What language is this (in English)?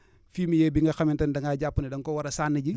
Wolof